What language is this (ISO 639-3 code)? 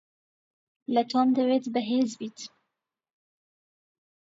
ckb